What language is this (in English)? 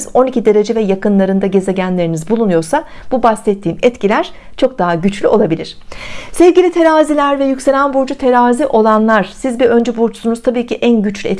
Turkish